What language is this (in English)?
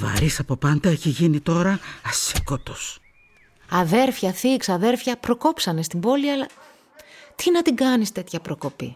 Greek